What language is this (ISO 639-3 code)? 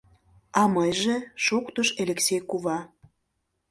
chm